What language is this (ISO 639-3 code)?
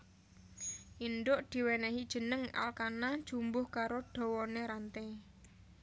jav